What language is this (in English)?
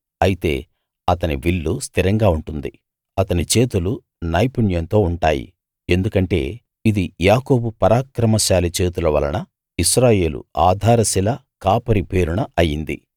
Telugu